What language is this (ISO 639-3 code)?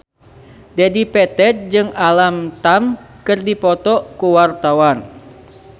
sun